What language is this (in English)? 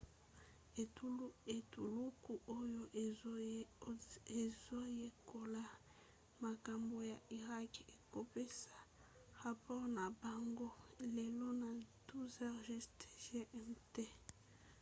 Lingala